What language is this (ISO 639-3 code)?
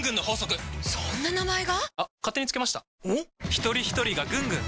jpn